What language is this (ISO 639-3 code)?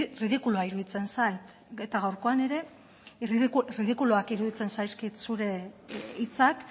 eus